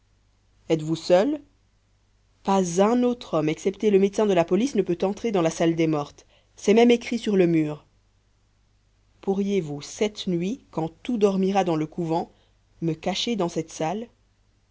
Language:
French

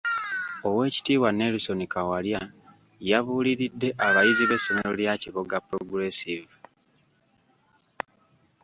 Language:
Ganda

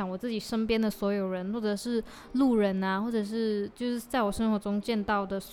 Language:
Chinese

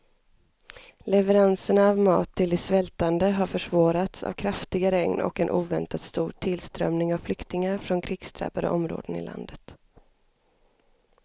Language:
Swedish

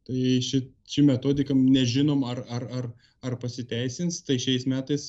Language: Lithuanian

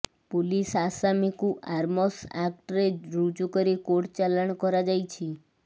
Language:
Odia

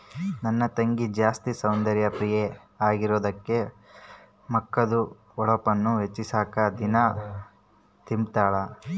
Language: Kannada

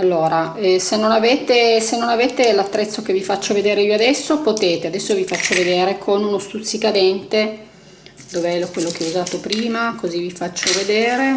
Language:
Italian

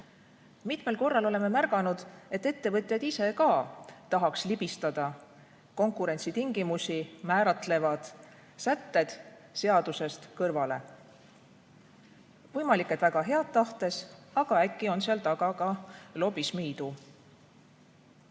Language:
Estonian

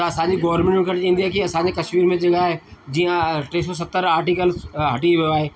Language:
Sindhi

